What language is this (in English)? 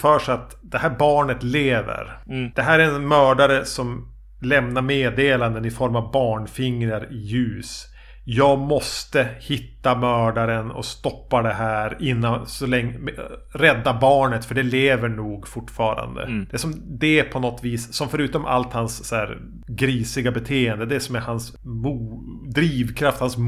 Swedish